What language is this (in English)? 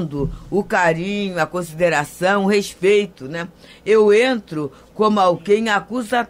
Portuguese